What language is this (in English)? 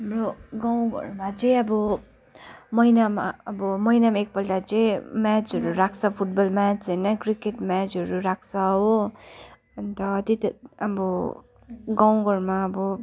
Nepali